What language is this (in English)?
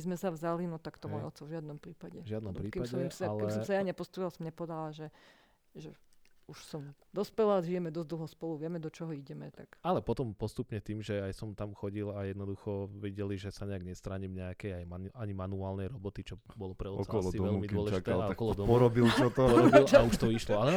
Slovak